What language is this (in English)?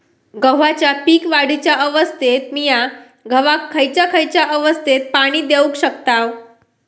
Marathi